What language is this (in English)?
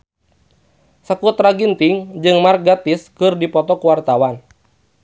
Sundanese